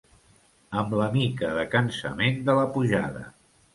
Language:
Catalan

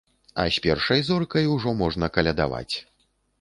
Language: Belarusian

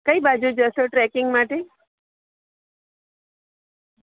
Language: Gujarati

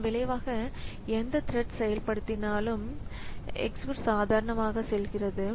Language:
Tamil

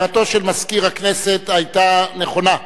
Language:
Hebrew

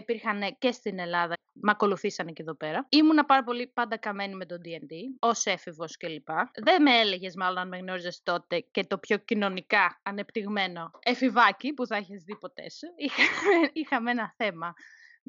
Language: Greek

